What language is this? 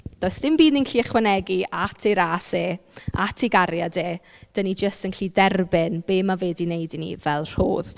Welsh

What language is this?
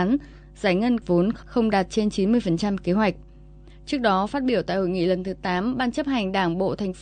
Vietnamese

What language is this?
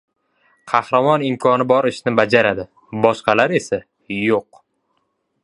Uzbek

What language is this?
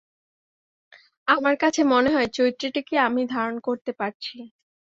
Bangla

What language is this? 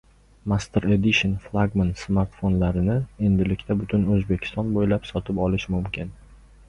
Uzbek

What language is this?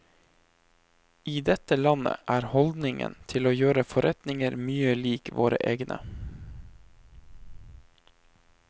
Norwegian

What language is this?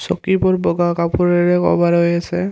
Assamese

